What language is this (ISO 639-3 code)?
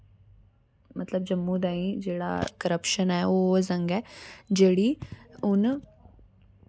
doi